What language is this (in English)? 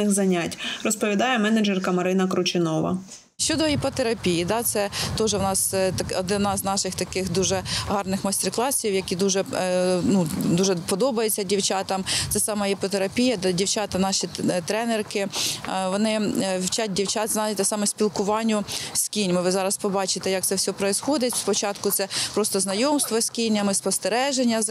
Ukrainian